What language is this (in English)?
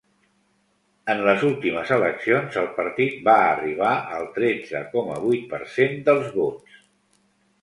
Catalan